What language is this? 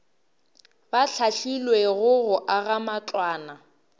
Northern Sotho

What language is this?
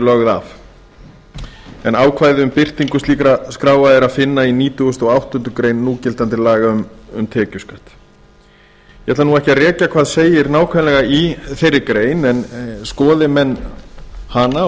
Icelandic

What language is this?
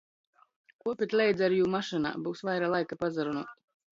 Latgalian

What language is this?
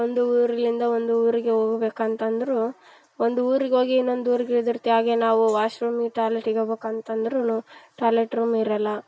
Kannada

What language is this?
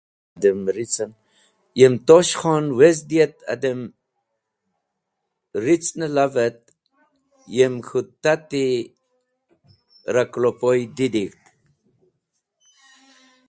Wakhi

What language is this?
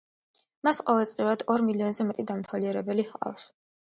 Georgian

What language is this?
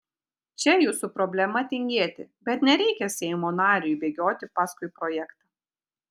Lithuanian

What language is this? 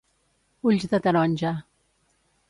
Catalan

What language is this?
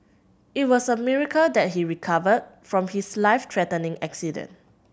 English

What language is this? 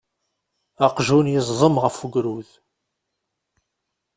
Kabyle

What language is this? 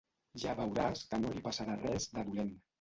Catalan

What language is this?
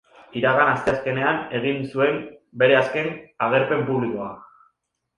Basque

